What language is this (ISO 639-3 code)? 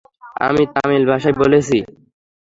ben